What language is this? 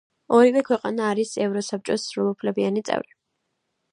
Georgian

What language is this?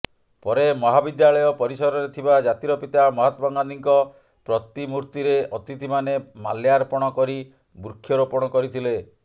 Odia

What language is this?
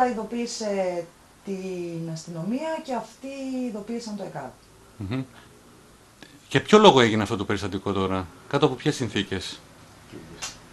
Greek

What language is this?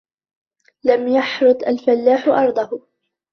Arabic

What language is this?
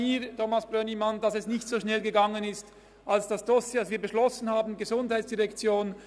Swiss German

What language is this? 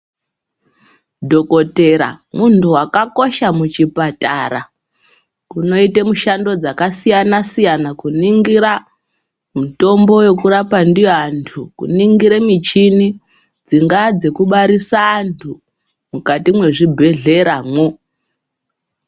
Ndau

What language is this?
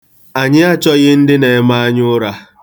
Igbo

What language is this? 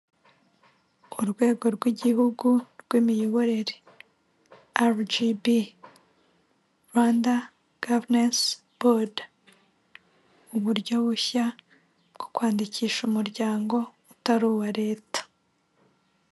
Kinyarwanda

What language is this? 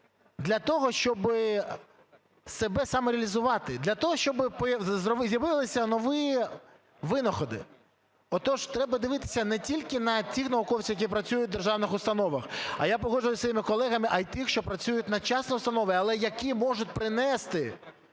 Ukrainian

